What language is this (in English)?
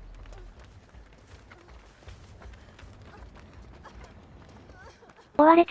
Japanese